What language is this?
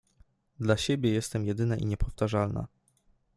Polish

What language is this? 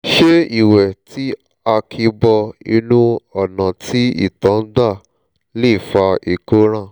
Yoruba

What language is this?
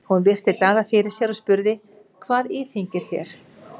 Icelandic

